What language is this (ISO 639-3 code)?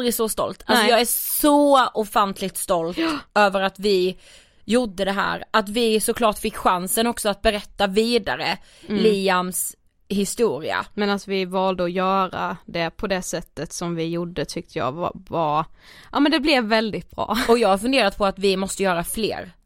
swe